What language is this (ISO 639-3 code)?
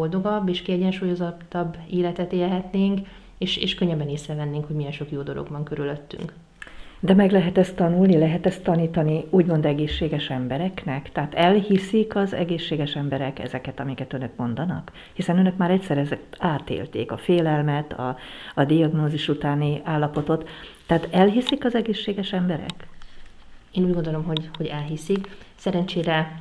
hun